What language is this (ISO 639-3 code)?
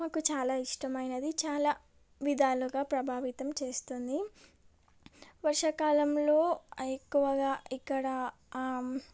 tel